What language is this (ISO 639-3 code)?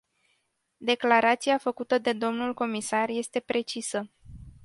ron